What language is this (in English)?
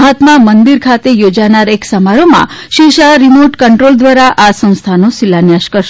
Gujarati